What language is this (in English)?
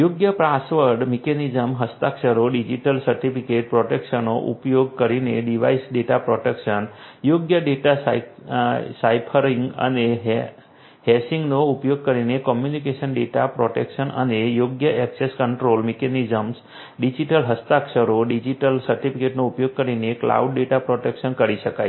Gujarati